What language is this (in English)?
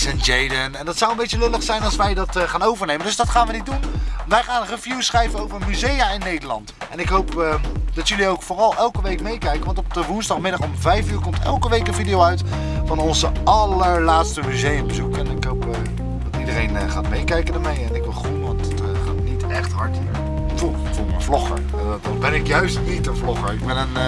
Dutch